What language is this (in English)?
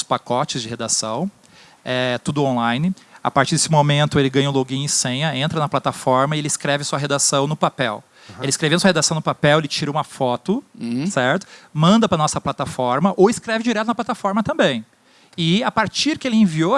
Portuguese